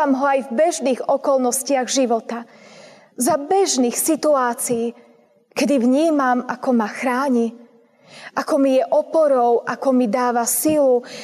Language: Slovak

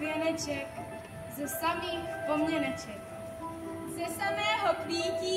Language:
Czech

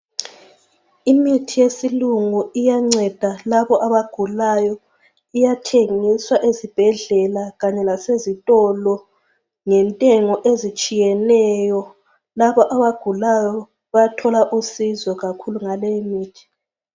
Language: North Ndebele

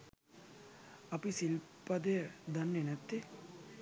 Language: Sinhala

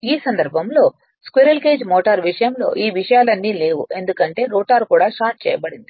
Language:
Telugu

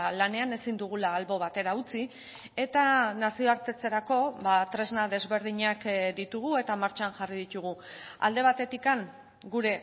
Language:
Basque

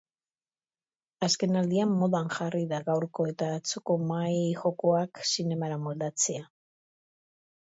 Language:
Basque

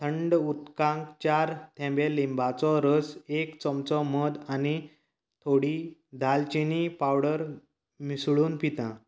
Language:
Konkani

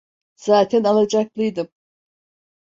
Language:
Turkish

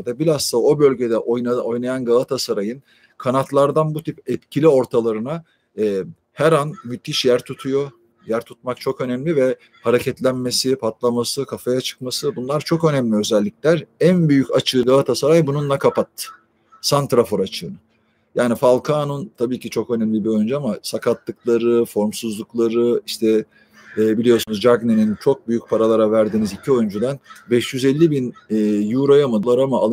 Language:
Turkish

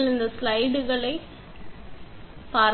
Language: Tamil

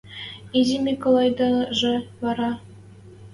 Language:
Western Mari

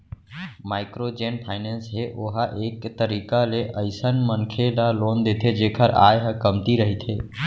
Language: Chhattisgarhi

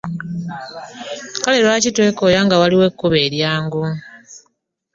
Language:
Ganda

